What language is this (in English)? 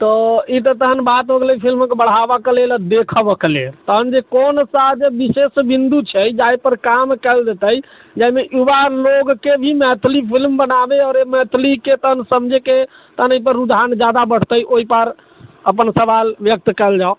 Maithili